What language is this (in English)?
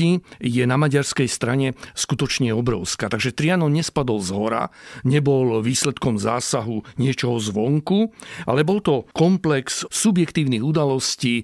Slovak